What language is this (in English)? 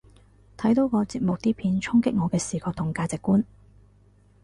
Cantonese